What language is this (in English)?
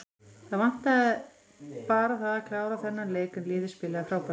Icelandic